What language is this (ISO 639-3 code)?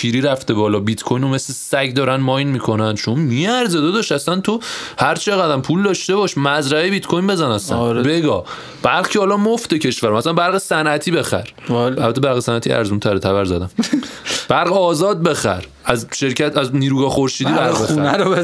fas